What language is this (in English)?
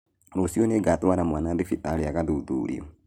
Kikuyu